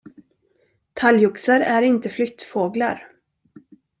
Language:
Swedish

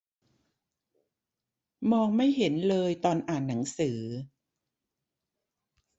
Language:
Thai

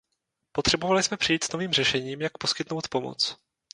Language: Czech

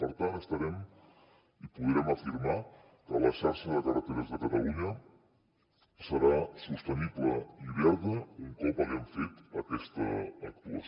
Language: Catalan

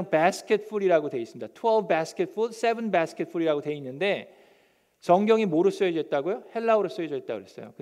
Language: Korean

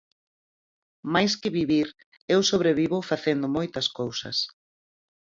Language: Galician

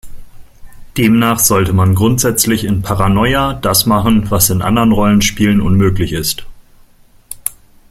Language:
German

